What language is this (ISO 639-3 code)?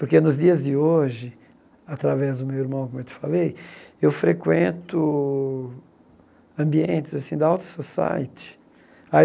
por